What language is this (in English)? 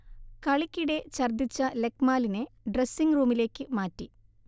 Malayalam